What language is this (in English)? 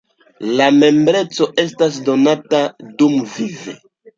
Esperanto